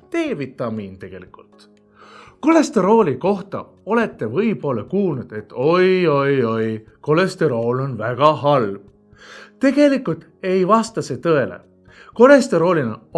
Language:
Estonian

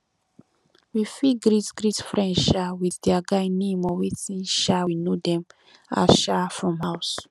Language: Nigerian Pidgin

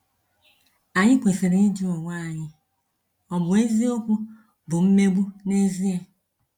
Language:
Igbo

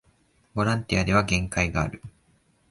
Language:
Japanese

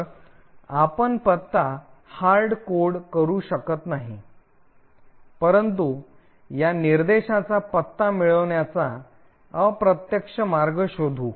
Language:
Marathi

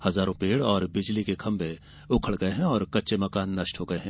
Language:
Hindi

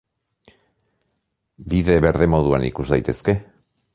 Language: Basque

